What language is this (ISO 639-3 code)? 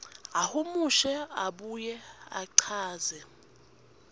ssw